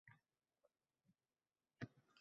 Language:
Uzbek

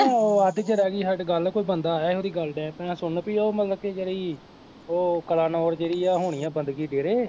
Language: Punjabi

